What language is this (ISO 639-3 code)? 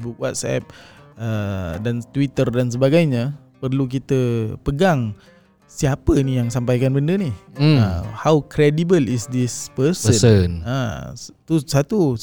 msa